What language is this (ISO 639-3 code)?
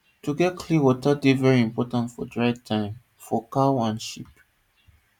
pcm